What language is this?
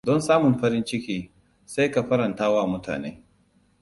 Hausa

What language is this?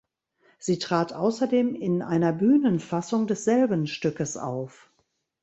German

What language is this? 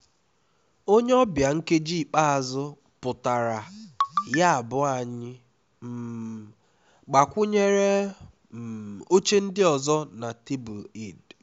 Igbo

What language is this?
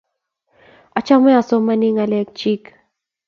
Kalenjin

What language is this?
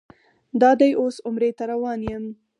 Pashto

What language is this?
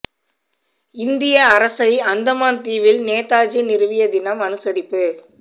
Tamil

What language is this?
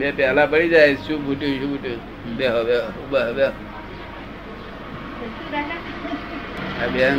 Gujarati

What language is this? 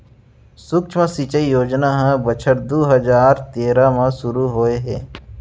Chhattisgarhi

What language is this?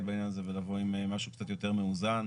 Hebrew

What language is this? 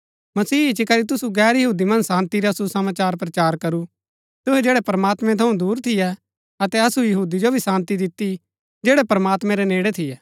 Gaddi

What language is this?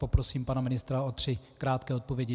Czech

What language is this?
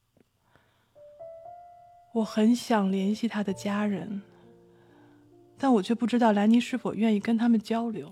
Chinese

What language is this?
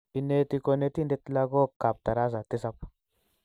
Kalenjin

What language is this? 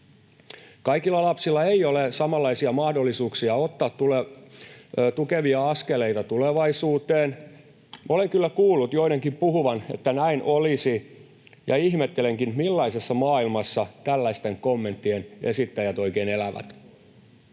Finnish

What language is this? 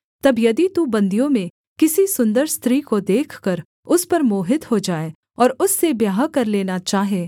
Hindi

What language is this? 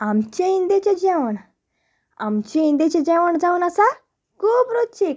Konkani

